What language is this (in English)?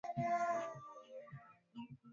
Swahili